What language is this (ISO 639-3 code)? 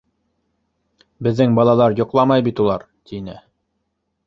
bak